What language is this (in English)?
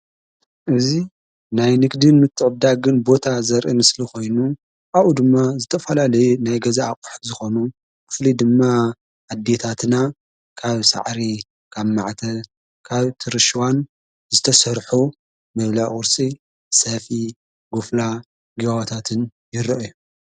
Tigrinya